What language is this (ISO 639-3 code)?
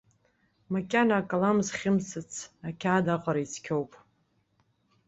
abk